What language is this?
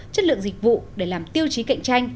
Vietnamese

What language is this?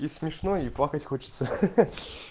Russian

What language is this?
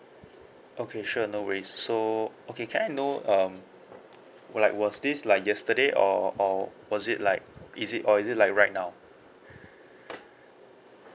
English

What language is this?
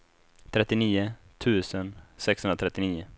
Swedish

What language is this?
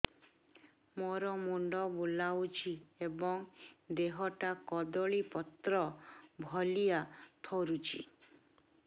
Odia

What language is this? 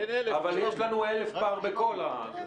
Hebrew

